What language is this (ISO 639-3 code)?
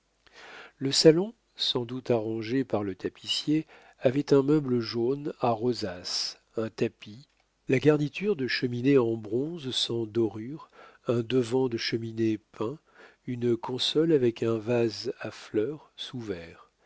fra